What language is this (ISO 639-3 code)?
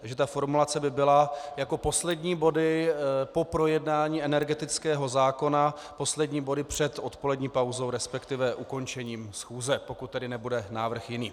ces